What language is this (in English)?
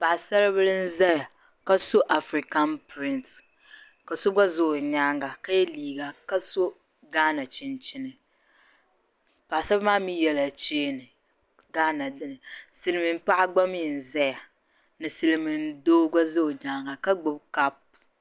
Dagbani